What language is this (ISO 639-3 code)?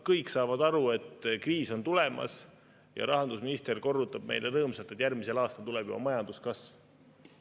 est